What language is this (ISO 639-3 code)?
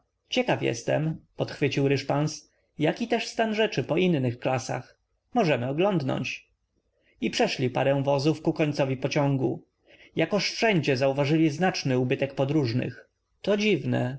pol